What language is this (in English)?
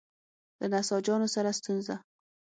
Pashto